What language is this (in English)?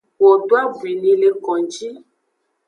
Aja (Benin)